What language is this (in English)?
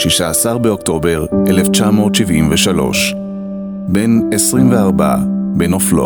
Hebrew